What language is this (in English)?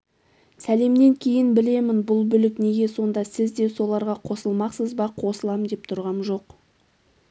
Kazakh